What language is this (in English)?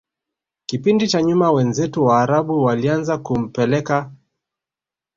Swahili